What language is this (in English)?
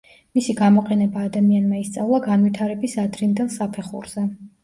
Georgian